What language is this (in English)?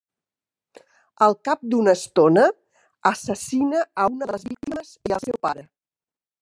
Catalan